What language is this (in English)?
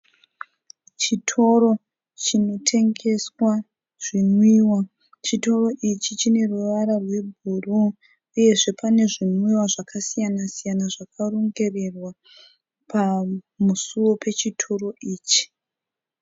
Shona